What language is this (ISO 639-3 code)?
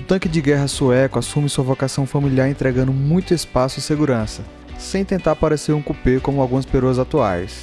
por